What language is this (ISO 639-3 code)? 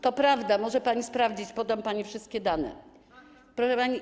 pol